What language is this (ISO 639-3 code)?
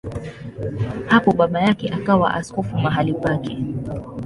swa